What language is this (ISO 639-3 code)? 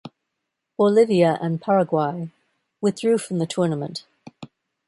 eng